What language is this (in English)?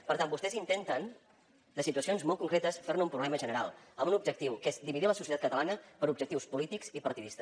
Catalan